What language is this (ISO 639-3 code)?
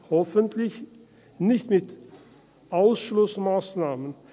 gsw